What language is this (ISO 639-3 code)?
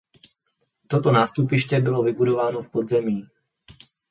ces